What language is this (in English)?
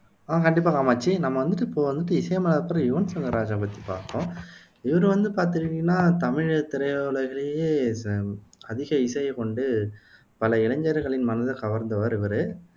Tamil